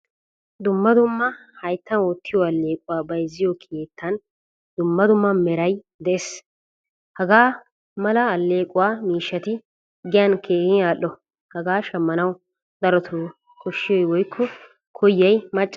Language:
Wolaytta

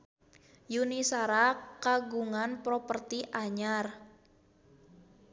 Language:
Sundanese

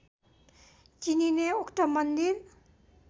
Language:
Nepali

